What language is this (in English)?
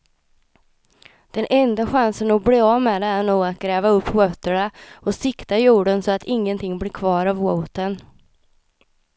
Swedish